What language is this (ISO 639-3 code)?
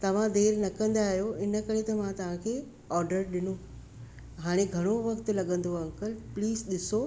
snd